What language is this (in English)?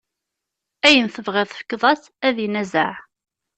Kabyle